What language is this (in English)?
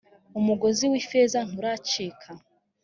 Kinyarwanda